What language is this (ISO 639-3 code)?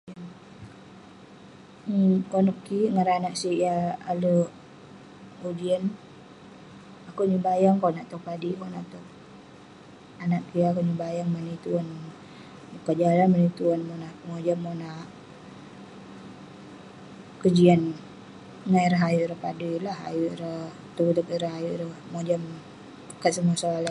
pne